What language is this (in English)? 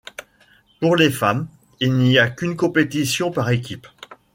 French